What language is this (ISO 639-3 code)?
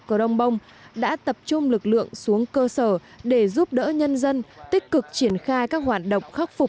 vie